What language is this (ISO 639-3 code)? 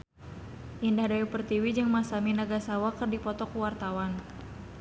sun